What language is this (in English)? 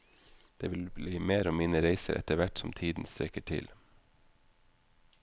Norwegian